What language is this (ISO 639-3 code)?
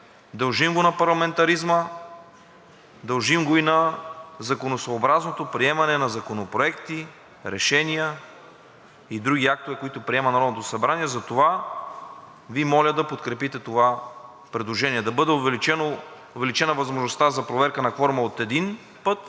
bul